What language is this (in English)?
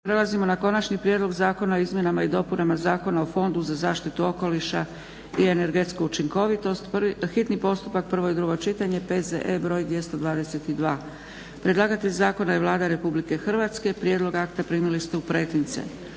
Croatian